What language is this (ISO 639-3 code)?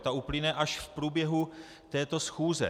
ces